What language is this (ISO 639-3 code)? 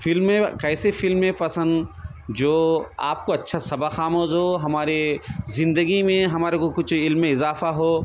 urd